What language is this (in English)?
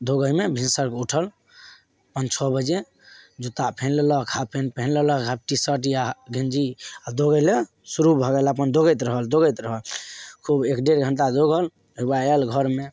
Maithili